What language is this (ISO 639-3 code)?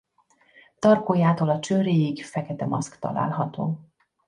hun